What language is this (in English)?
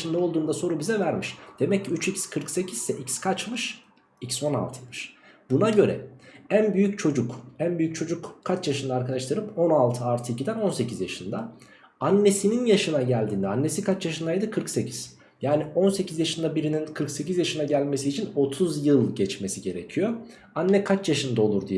Turkish